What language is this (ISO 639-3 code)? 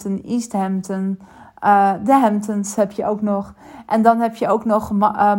nld